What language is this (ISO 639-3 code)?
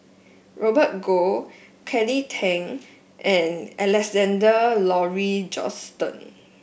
eng